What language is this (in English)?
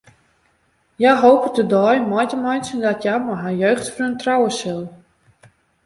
Western Frisian